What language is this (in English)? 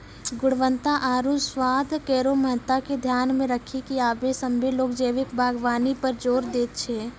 Maithili